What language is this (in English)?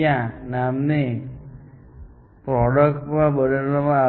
Gujarati